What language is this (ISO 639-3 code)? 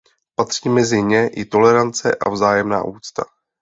ces